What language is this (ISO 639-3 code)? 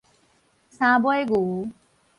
nan